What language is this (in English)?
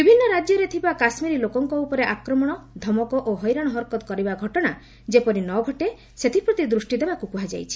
Odia